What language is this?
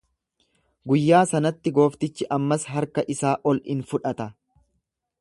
Oromo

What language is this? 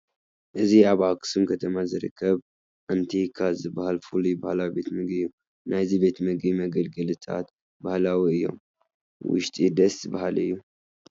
Tigrinya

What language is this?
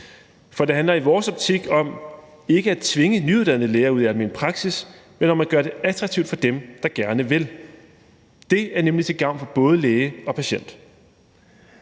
Danish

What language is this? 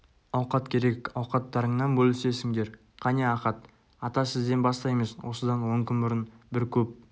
Kazakh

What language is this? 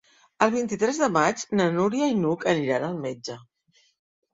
Catalan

